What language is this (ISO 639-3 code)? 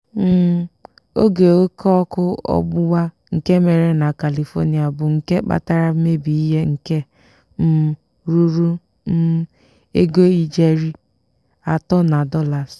ibo